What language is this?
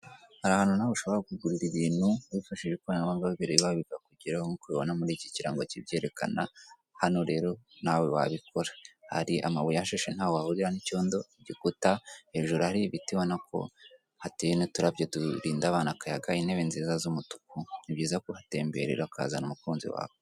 Kinyarwanda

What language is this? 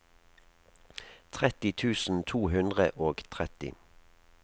Norwegian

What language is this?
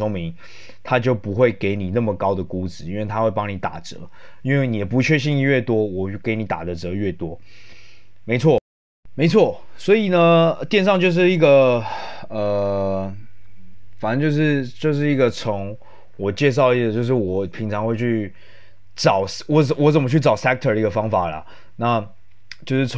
Chinese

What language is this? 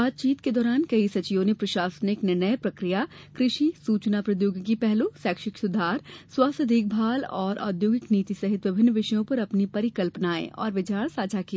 Hindi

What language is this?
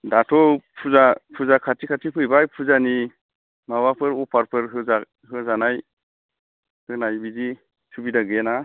Bodo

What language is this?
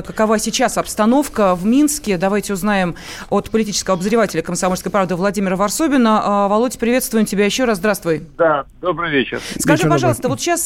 Russian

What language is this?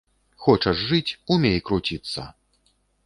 Belarusian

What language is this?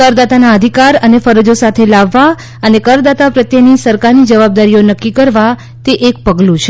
Gujarati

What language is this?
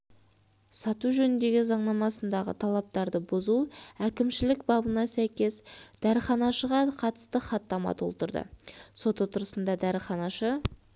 Kazakh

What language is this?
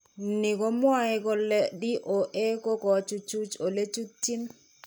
Kalenjin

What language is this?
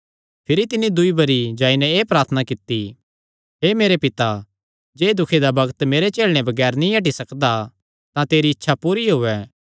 Kangri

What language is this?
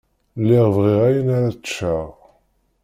Kabyle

